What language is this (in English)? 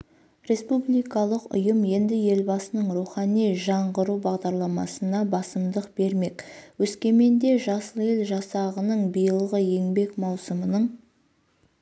Kazakh